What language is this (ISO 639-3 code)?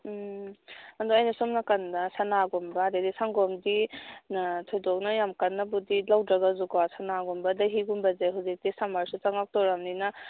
mni